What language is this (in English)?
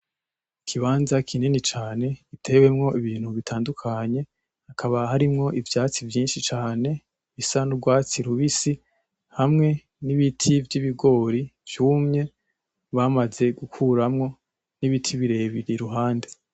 Rundi